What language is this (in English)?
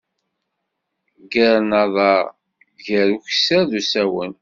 Kabyle